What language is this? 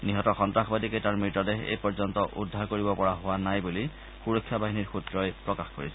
Assamese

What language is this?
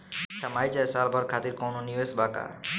Bhojpuri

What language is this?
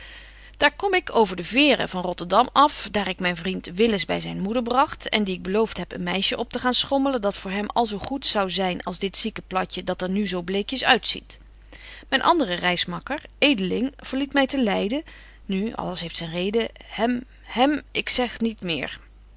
Dutch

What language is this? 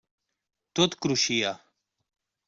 Catalan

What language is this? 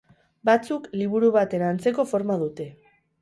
Basque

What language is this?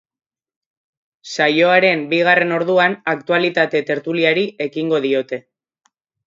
Basque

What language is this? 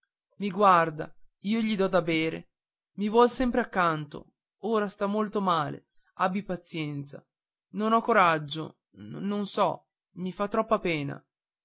Italian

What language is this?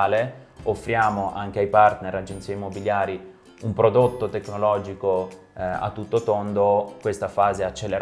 Italian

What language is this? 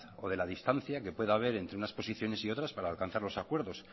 Spanish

